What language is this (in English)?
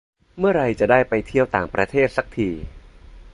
Thai